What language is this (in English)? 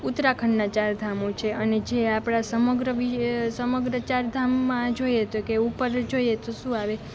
Gujarati